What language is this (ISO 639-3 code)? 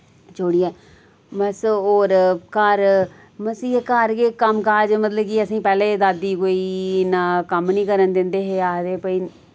doi